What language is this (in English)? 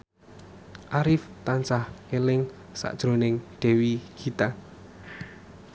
Javanese